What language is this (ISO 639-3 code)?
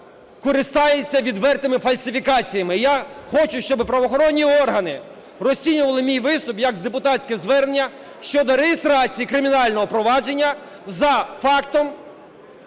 ukr